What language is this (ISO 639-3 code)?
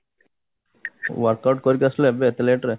ori